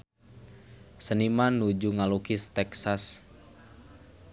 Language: Sundanese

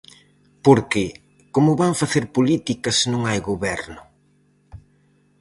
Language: Galician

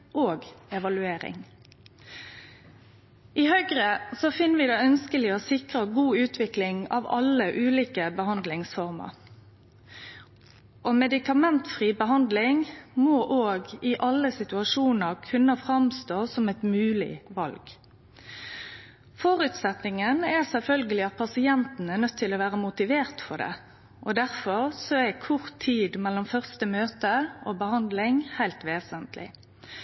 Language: Norwegian Nynorsk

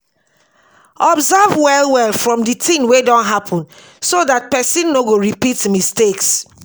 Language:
Nigerian Pidgin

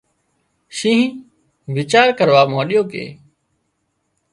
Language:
Wadiyara Koli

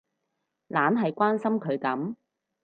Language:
Cantonese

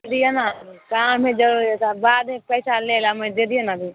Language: Maithili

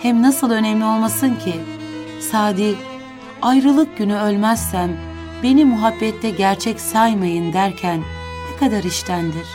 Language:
Turkish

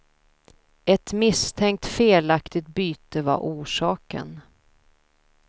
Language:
Swedish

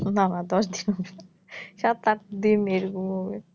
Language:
Bangla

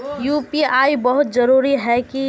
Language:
Magahi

